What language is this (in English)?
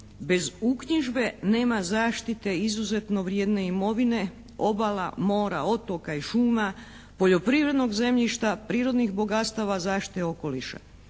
Croatian